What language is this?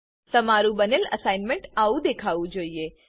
Gujarati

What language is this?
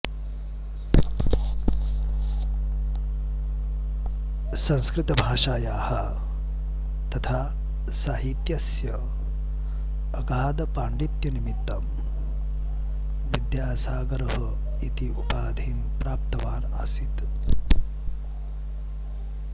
Sanskrit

